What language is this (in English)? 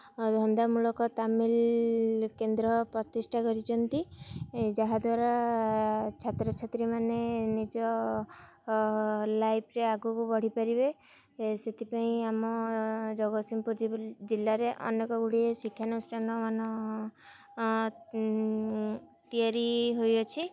Odia